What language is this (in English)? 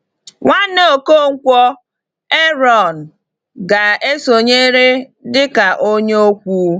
Igbo